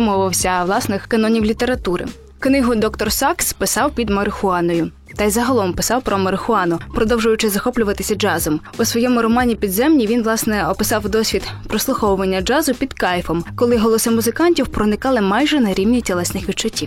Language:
Ukrainian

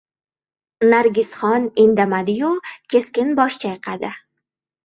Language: Uzbek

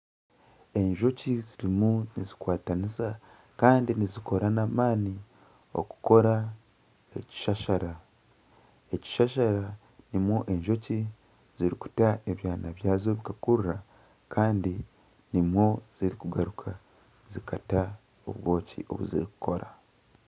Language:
Nyankole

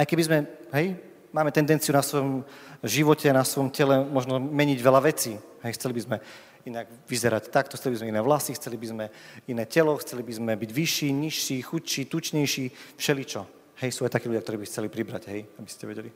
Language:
Slovak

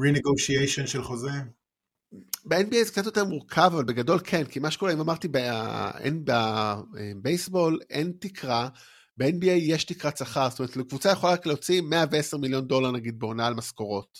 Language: Hebrew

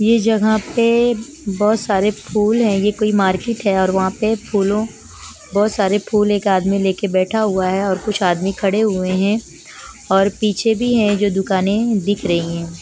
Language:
Hindi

